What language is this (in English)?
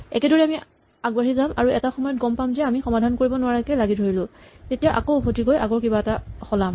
Assamese